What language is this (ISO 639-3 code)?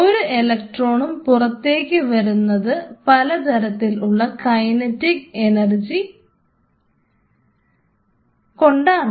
mal